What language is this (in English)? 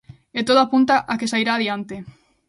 Galician